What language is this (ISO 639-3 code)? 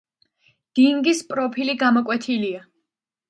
kat